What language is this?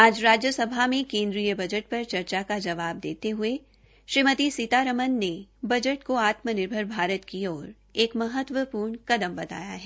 Hindi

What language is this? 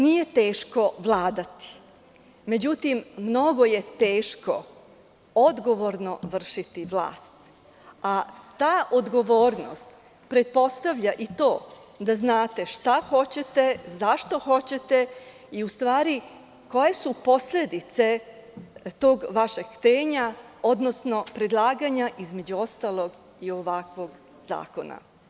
Serbian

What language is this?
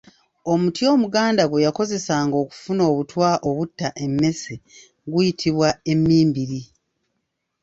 Ganda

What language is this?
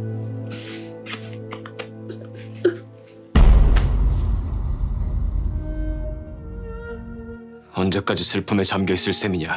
Korean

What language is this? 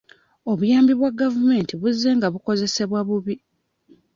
Ganda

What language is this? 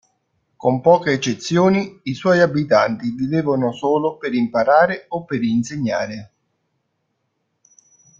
Italian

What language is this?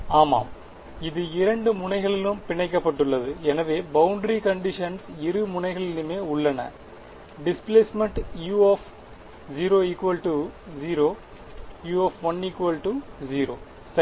Tamil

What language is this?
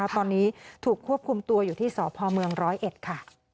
Thai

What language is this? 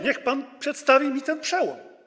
Polish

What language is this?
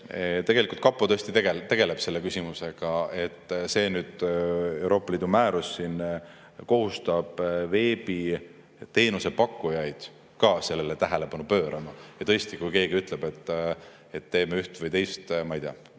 Estonian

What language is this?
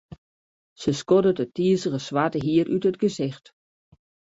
Western Frisian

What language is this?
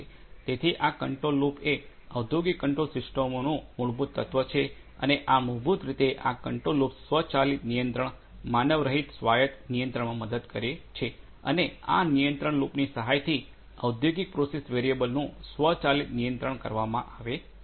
Gujarati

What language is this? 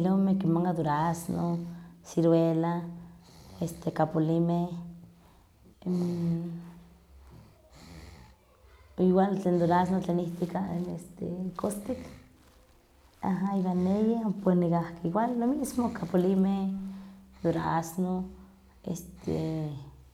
Huaxcaleca Nahuatl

